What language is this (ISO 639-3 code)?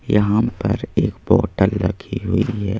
hin